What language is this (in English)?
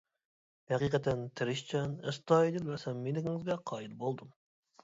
Uyghur